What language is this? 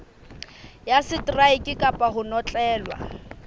Southern Sotho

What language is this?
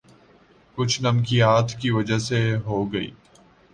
Urdu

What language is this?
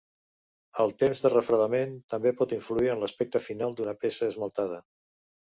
Catalan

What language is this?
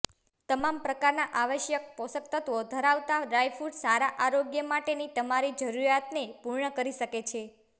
Gujarati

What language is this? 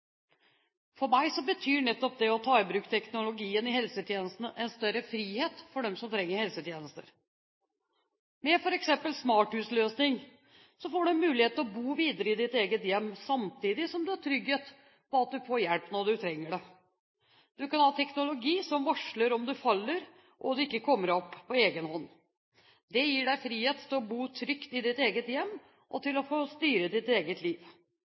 Norwegian Bokmål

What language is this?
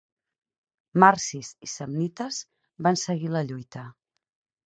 Catalan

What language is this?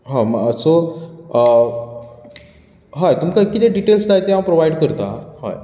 Konkani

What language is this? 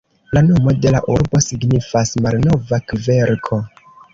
Esperanto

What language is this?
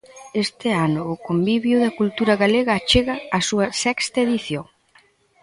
Galician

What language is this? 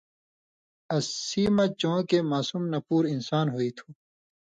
Indus Kohistani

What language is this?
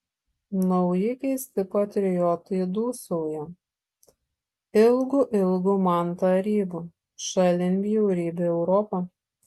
Lithuanian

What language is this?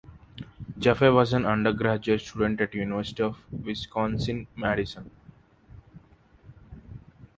English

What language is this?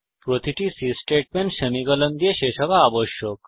Bangla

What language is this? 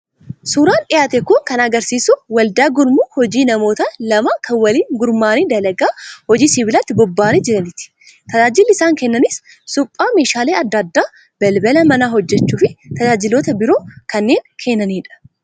Oromo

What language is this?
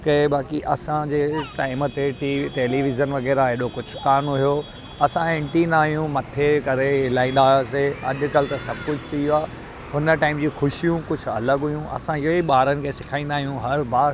Sindhi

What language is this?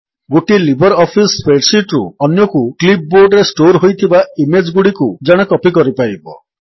Odia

